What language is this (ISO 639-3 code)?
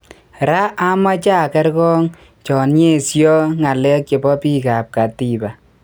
kln